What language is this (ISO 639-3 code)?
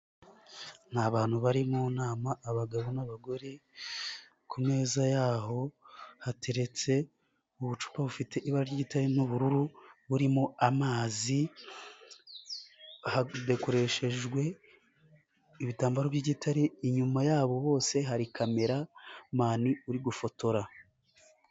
kin